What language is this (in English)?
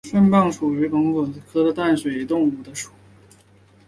Chinese